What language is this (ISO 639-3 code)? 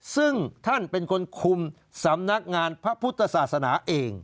tha